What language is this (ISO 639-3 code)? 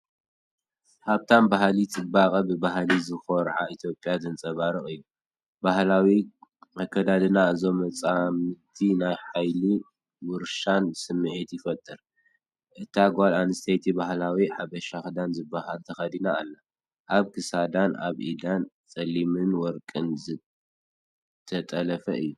tir